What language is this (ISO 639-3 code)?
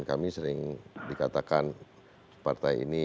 ind